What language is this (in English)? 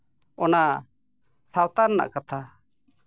Santali